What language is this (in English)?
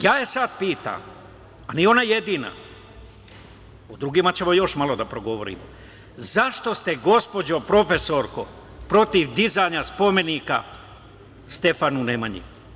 Serbian